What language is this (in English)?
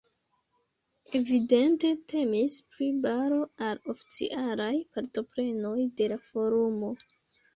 Esperanto